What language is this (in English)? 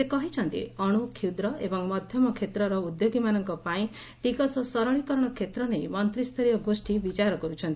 Odia